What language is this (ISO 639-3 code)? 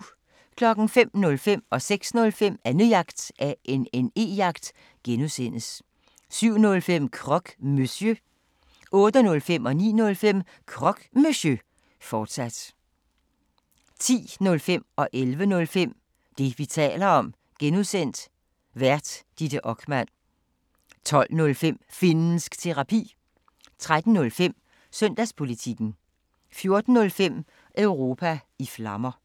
dan